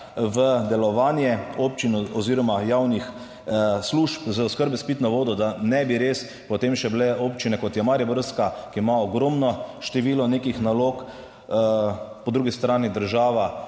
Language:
Slovenian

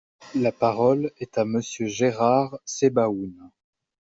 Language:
French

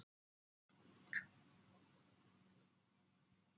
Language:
Icelandic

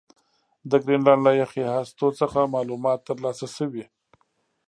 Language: Pashto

